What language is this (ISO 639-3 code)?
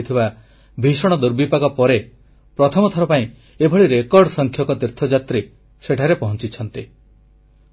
ori